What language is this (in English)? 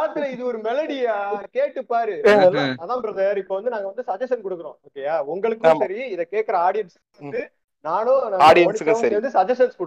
Tamil